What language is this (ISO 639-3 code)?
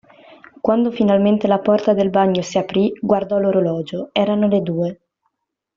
ita